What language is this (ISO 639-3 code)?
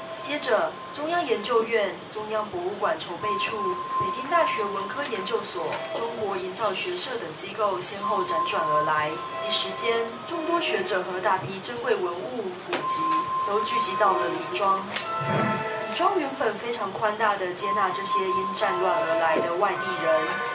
zho